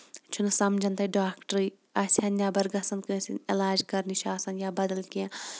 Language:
Kashmiri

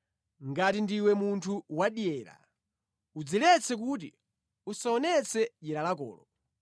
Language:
Nyanja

